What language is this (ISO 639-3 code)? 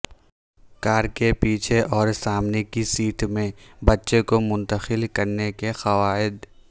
urd